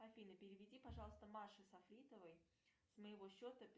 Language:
Russian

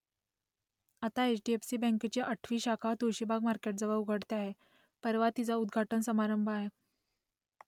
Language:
Marathi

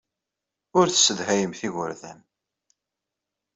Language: Kabyle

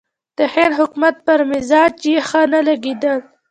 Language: Pashto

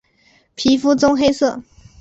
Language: Chinese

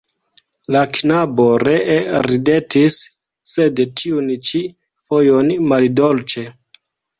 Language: Esperanto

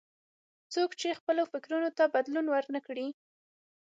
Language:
Pashto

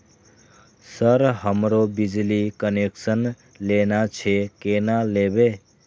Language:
Maithili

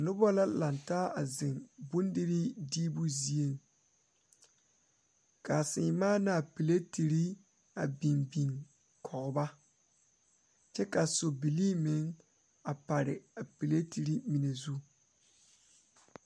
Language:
Southern Dagaare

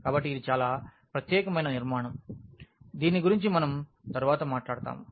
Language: Telugu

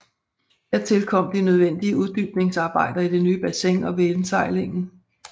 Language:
Danish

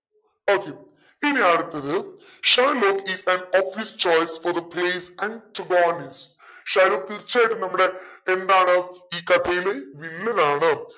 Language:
Malayalam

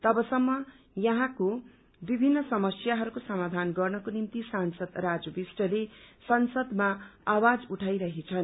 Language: Nepali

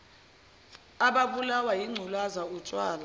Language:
Zulu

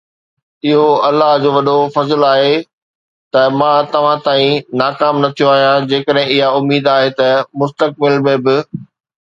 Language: Sindhi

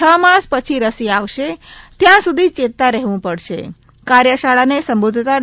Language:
Gujarati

